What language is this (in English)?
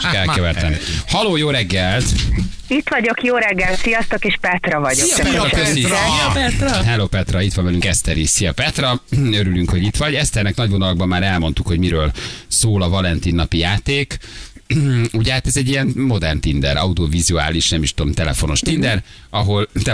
Hungarian